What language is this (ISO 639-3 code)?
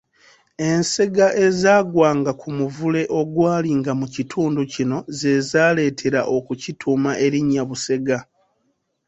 lug